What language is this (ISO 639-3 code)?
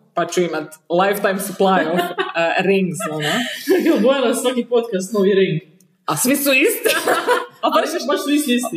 hrv